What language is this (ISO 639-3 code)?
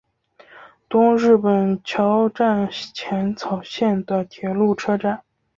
zho